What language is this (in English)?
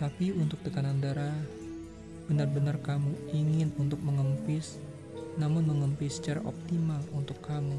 Indonesian